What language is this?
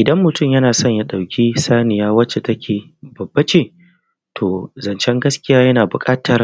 Hausa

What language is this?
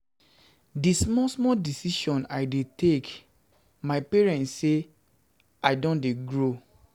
Nigerian Pidgin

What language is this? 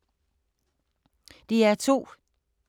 Danish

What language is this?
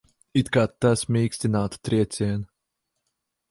Latvian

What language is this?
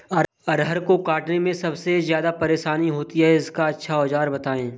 Hindi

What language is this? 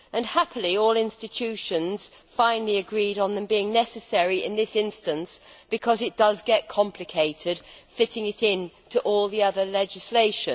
English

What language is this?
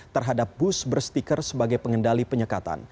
Indonesian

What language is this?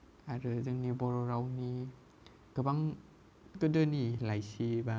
Bodo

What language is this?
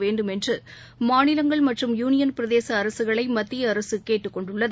Tamil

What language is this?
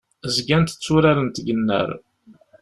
Kabyle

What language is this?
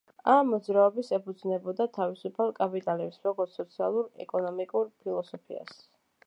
Georgian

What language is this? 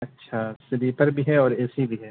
Urdu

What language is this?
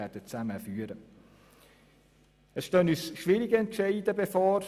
Swiss German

